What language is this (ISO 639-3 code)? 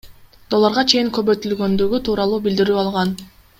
kir